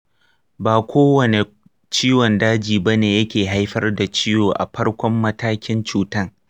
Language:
Hausa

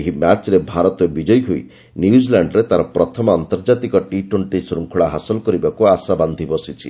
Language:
Odia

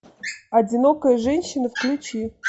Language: Russian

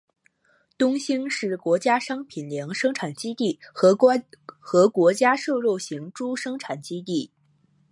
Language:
Chinese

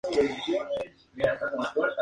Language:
Spanish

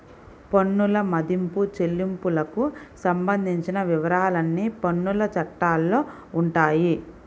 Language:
Telugu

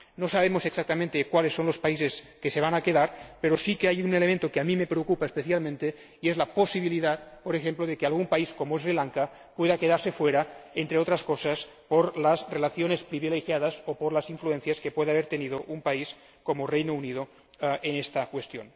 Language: Spanish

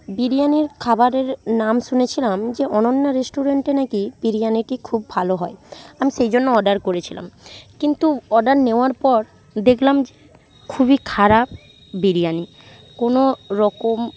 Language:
Bangla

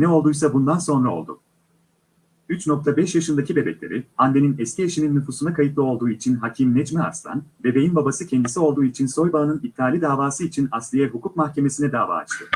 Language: Turkish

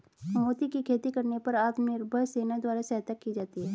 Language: Hindi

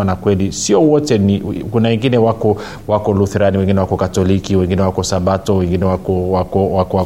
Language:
Swahili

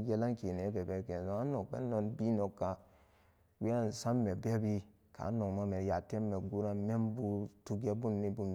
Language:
Samba Daka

